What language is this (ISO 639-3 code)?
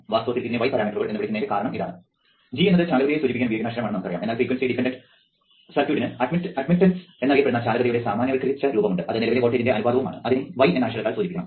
mal